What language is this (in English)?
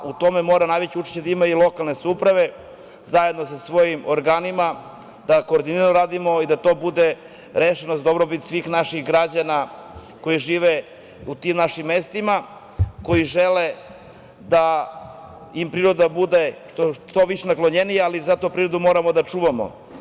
Serbian